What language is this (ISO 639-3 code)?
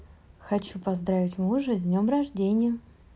rus